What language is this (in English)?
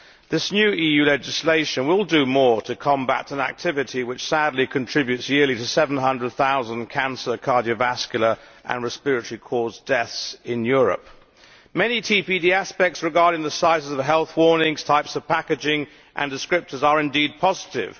English